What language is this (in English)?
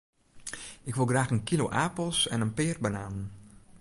Western Frisian